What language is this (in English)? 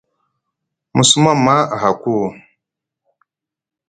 Musgu